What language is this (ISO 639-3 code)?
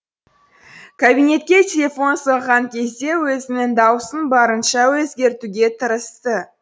kaz